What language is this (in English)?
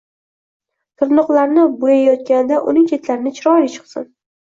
Uzbek